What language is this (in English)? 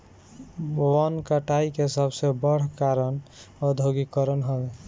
Bhojpuri